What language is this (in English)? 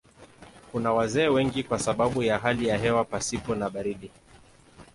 Swahili